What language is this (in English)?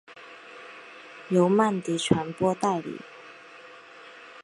Chinese